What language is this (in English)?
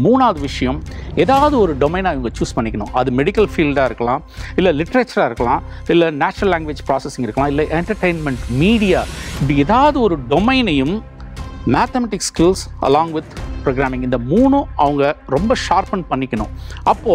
Hindi